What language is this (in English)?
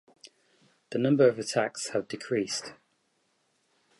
English